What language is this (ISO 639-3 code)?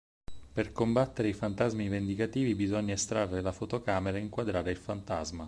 ita